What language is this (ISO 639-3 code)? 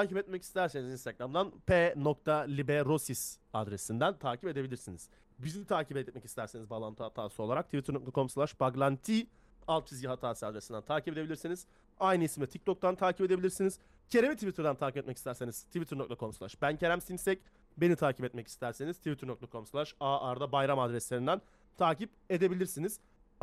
tur